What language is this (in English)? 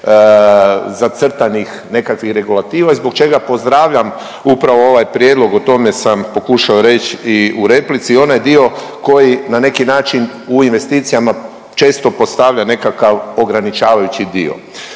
Croatian